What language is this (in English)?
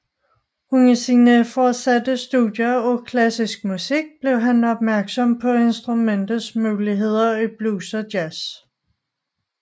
Danish